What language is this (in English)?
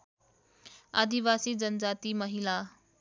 Nepali